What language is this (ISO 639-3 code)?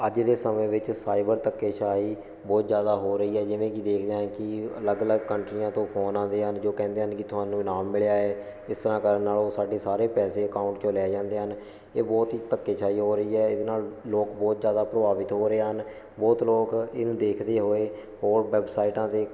pan